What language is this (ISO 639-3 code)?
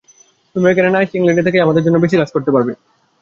ben